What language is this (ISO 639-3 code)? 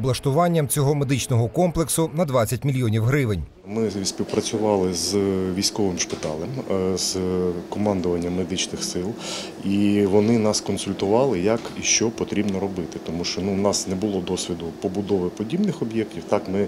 ukr